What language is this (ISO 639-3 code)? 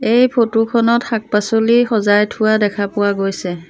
asm